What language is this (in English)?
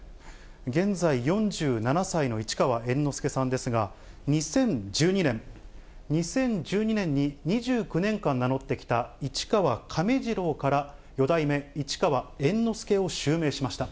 Japanese